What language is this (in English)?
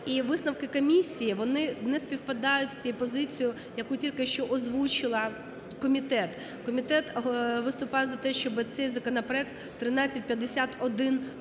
Ukrainian